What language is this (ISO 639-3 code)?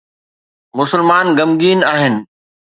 snd